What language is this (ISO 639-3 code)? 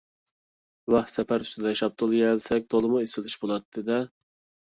uig